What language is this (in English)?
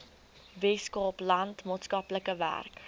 Afrikaans